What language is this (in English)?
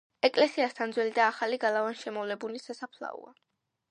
Georgian